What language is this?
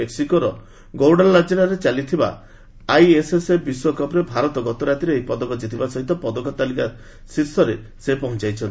Odia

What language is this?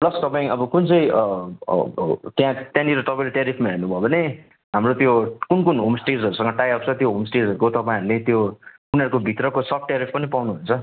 Nepali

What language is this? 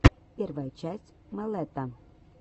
Russian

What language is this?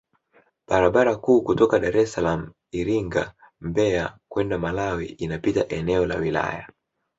Swahili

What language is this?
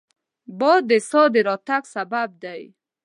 Pashto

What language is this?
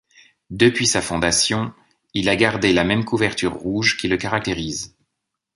French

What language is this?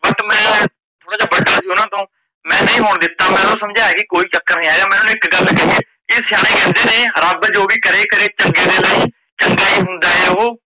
Punjabi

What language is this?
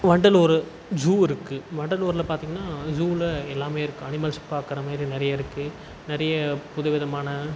Tamil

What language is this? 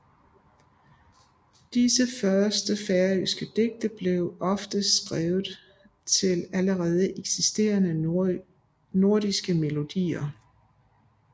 Danish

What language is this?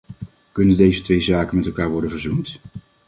Dutch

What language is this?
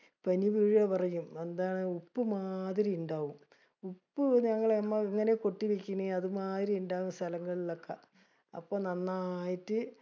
Malayalam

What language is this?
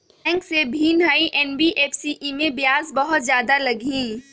Magahi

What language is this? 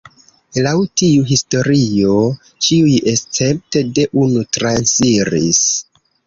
Esperanto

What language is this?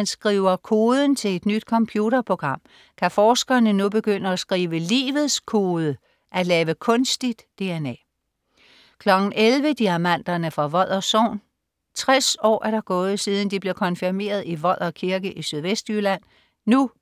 Danish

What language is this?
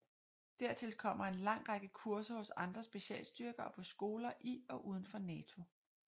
Danish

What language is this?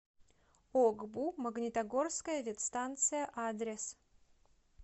Russian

